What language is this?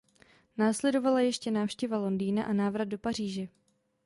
Czech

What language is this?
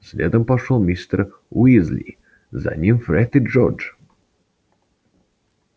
Russian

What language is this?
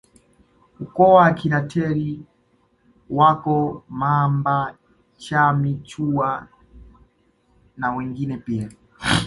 Swahili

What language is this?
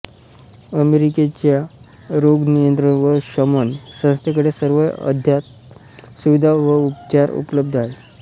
Marathi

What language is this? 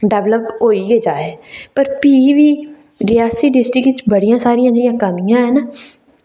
Dogri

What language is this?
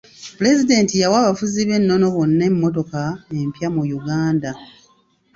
Ganda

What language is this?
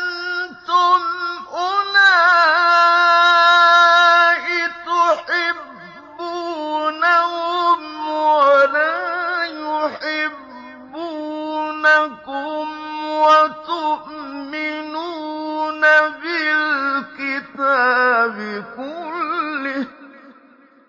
Arabic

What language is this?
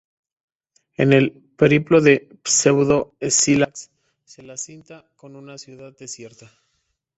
Spanish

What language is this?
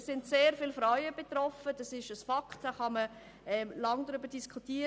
Swiss German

